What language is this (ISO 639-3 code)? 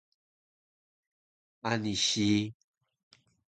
trv